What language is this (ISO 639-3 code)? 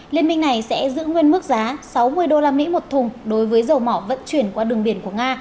vie